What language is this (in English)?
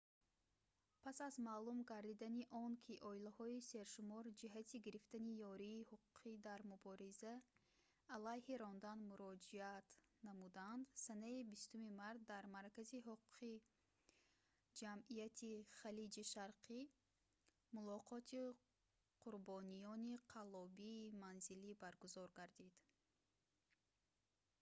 Tajik